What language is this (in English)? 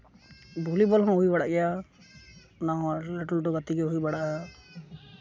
Santali